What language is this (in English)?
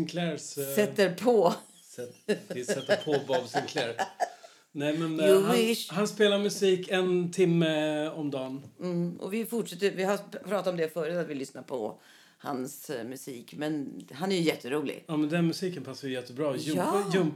Swedish